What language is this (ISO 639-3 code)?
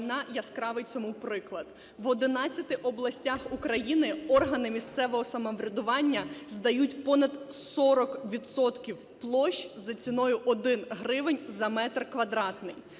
ukr